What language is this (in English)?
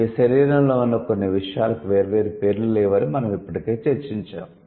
Telugu